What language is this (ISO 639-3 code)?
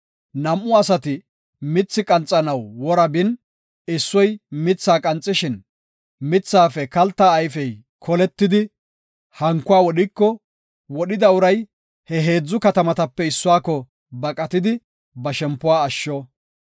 gof